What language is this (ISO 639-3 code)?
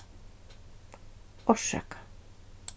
fao